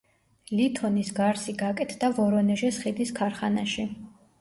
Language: Georgian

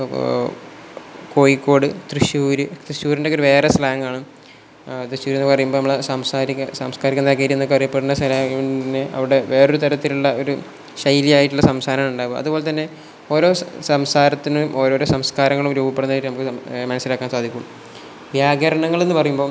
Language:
Malayalam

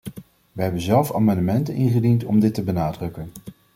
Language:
Dutch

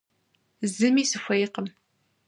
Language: Kabardian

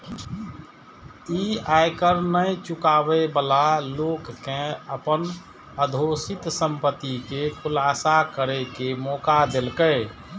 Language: Maithili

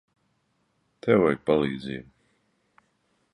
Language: Latvian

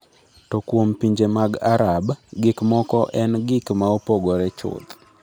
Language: Luo (Kenya and Tanzania)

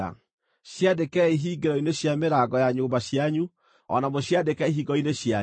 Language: Kikuyu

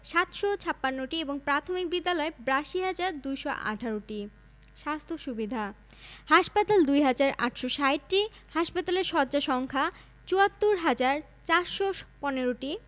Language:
Bangla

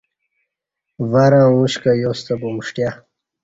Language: Kati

